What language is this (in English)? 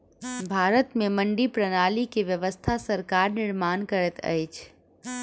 Maithili